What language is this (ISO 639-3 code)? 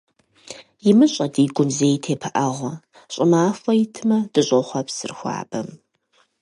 kbd